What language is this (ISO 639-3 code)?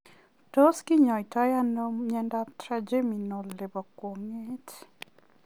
kln